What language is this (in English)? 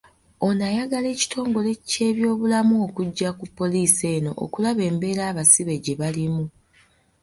Ganda